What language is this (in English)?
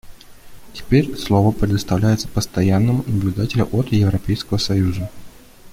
Russian